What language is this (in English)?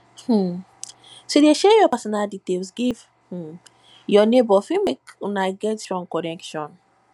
Nigerian Pidgin